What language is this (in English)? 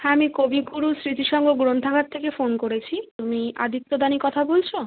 Bangla